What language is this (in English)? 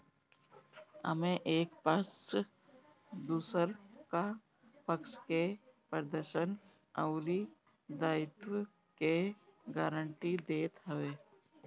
Bhojpuri